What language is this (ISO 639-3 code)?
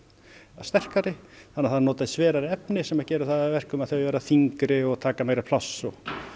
isl